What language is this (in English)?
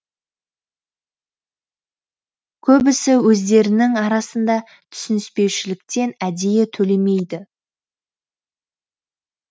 Kazakh